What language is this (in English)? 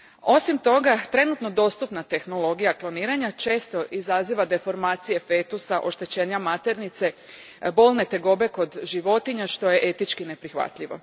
Croatian